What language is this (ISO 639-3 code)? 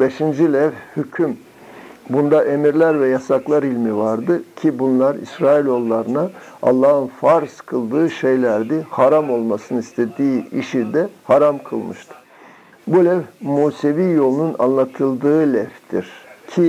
tur